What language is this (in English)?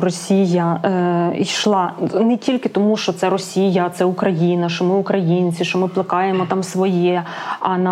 Ukrainian